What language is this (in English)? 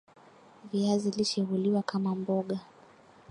Swahili